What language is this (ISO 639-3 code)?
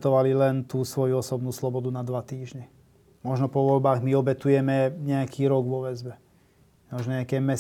slk